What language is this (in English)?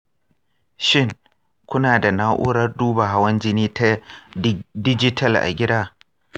Hausa